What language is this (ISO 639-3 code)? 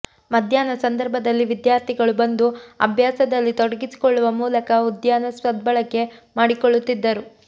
kan